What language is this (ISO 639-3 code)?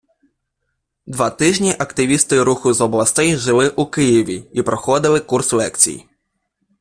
ukr